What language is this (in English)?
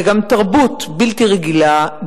Hebrew